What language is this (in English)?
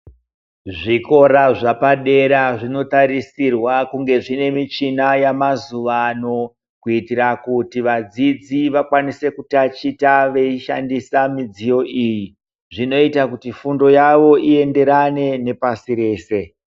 Ndau